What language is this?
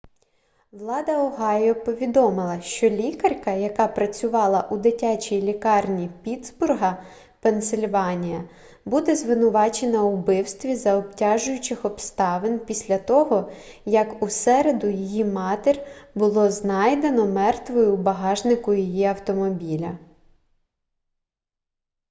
Ukrainian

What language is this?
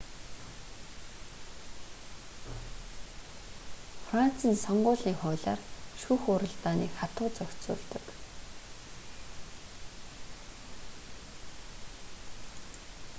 Mongolian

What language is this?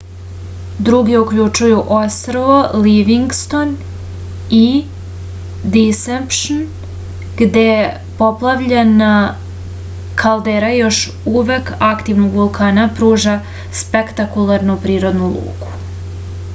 Serbian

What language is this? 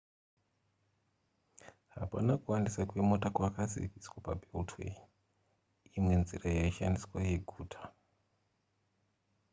Shona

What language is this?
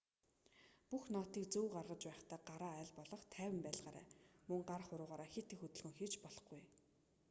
Mongolian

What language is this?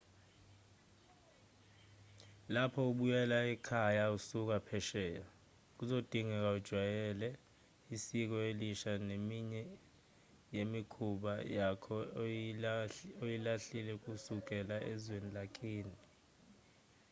Zulu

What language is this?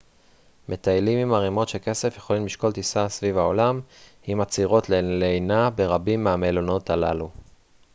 Hebrew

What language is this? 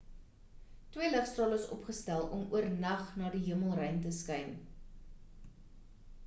Afrikaans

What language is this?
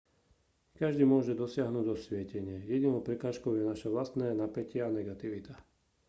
Slovak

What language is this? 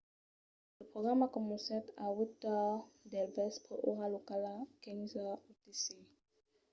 Occitan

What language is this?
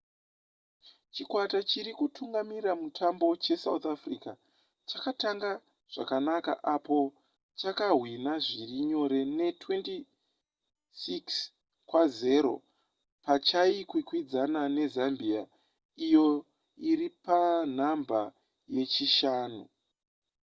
Shona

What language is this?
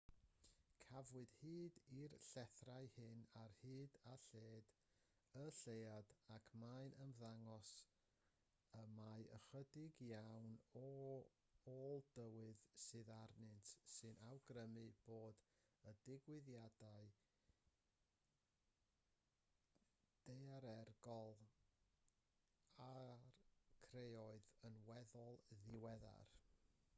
Welsh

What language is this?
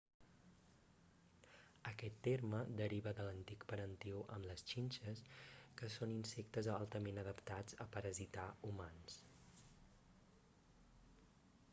Catalan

